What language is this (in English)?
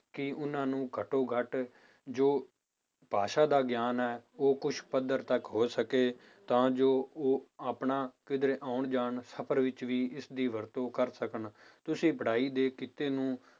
Punjabi